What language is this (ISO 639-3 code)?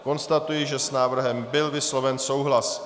ces